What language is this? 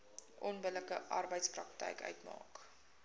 Afrikaans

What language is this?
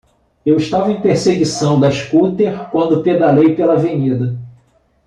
Portuguese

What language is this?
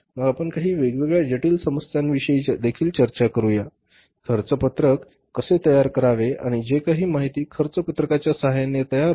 Marathi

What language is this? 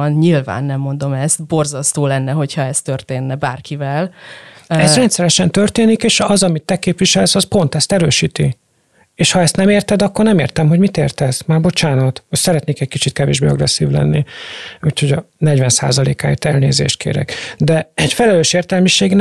Hungarian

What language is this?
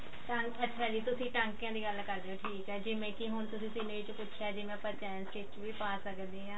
Punjabi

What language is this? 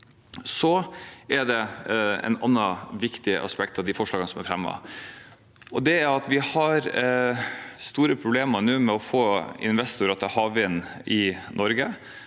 Norwegian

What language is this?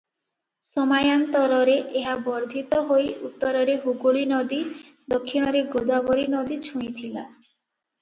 Odia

